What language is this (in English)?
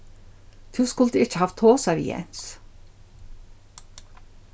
Faroese